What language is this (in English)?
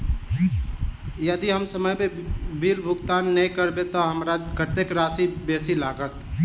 Maithili